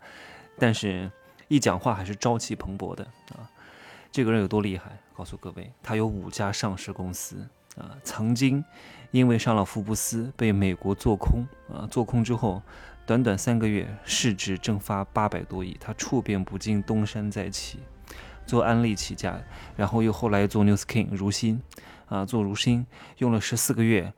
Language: Chinese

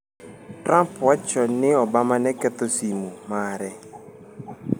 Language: Luo (Kenya and Tanzania)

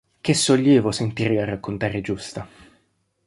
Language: Italian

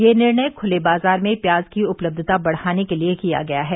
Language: Hindi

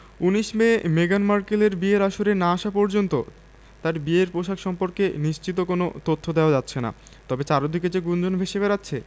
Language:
Bangla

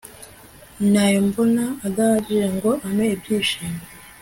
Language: Kinyarwanda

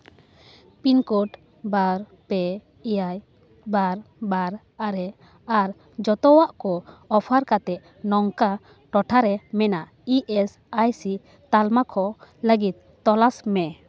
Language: Santali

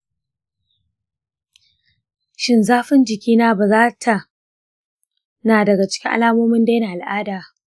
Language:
Hausa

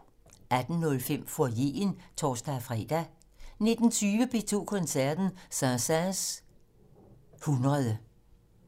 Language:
Danish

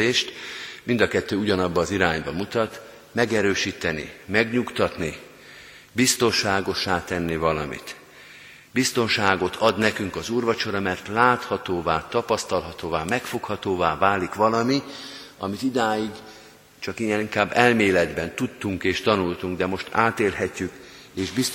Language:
Hungarian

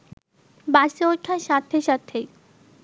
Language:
Bangla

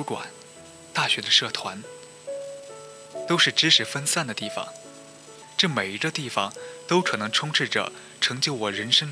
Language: Chinese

